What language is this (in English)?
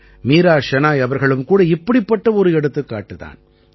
Tamil